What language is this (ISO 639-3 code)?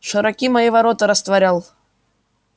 rus